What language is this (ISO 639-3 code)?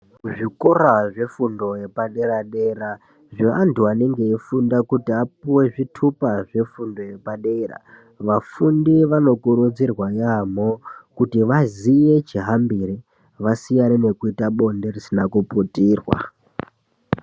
ndc